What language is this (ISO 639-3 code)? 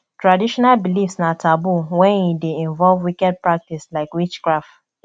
pcm